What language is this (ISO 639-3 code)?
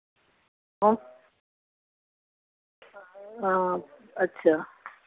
doi